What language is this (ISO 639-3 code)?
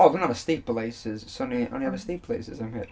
cym